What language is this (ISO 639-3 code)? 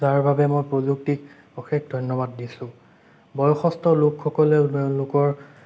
asm